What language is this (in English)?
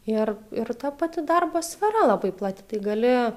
Lithuanian